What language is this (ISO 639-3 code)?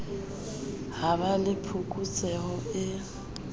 sot